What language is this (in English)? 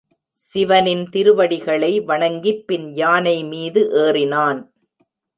Tamil